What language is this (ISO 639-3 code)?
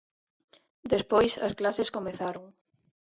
glg